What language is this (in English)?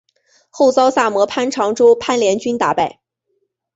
Chinese